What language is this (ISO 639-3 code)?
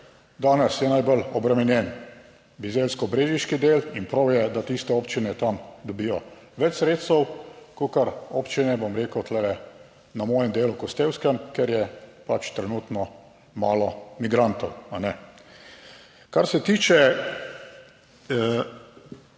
slv